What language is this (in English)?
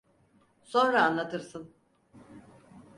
Turkish